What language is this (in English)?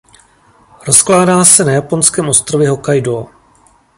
Czech